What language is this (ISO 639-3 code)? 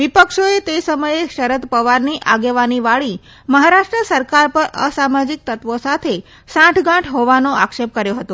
guj